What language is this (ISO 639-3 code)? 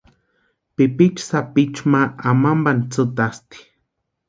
pua